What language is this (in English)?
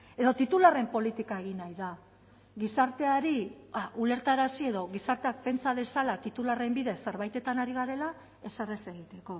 Basque